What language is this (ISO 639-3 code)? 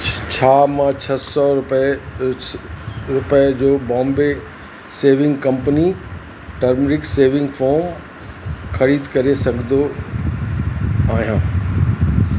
snd